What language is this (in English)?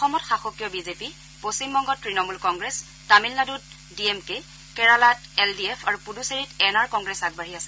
Assamese